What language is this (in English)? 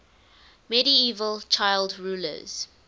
English